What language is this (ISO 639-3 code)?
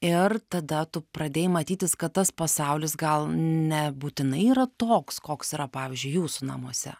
lit